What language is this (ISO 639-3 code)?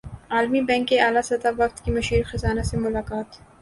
urd